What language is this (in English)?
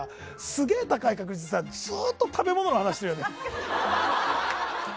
Japanese